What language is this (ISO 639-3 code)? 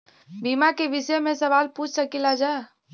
bho